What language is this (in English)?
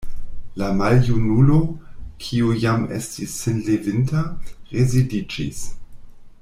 Esperanto